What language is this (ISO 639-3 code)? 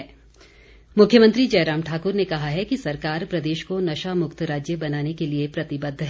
hin